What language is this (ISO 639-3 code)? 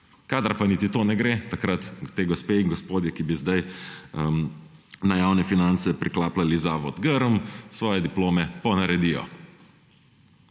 slv